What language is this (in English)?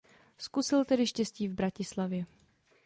Czech